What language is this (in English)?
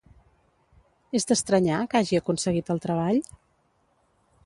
Catalan